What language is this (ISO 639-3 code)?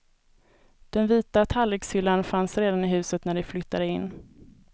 swe